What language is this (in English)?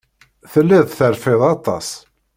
Kabyle